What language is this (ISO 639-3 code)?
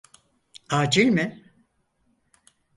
tur